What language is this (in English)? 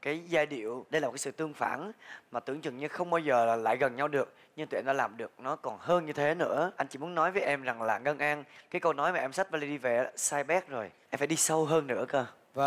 Vietnamese